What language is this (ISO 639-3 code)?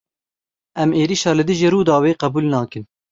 kur